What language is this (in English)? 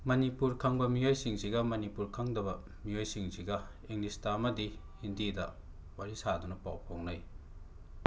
Manipuri